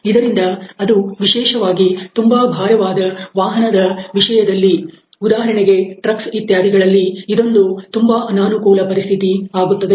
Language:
Kannada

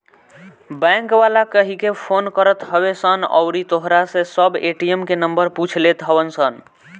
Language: Bhojpuri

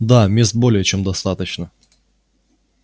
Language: Russian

